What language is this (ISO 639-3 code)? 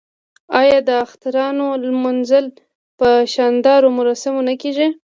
pus